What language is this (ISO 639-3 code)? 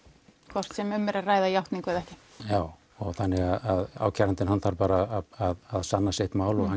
isl